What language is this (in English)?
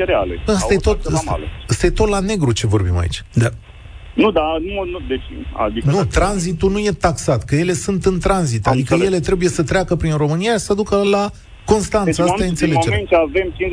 Romanian